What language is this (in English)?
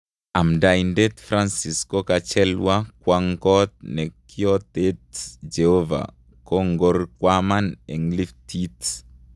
Kalenjin